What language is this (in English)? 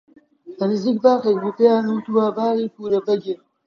Central Kurdish